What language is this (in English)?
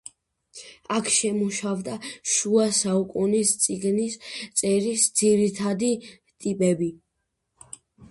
Georgian